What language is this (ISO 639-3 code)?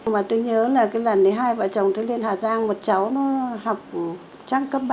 vie